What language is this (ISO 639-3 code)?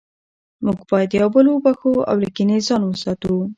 pus